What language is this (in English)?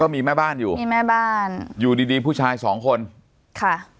Thai